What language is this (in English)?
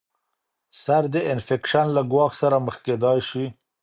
Pashto